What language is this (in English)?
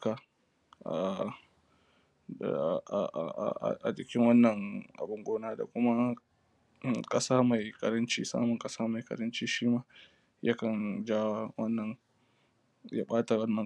Hausa